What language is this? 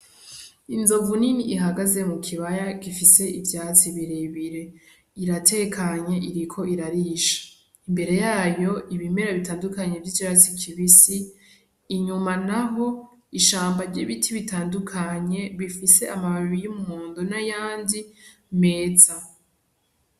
Rundi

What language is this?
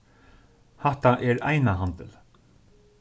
Faroese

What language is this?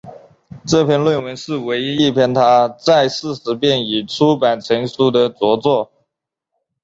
Chinese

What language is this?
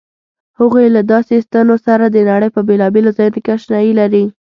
Pashto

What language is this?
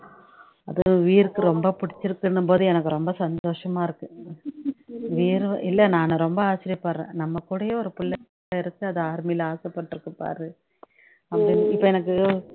Tamil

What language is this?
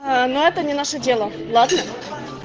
Russian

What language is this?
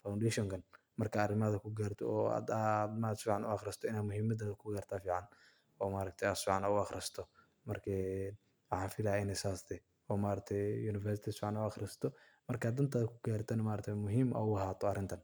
Somali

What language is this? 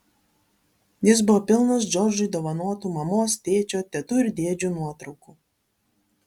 Lithuanian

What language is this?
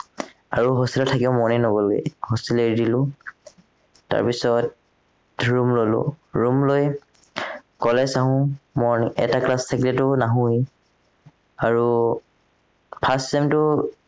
Assamese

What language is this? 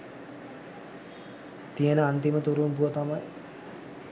Sinhala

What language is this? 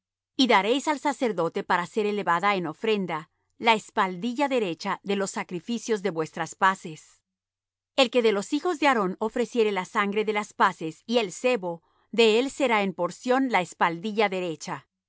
Spanish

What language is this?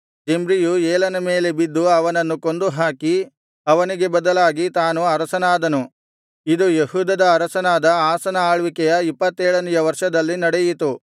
Kannada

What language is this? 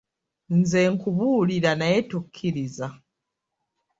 Ganda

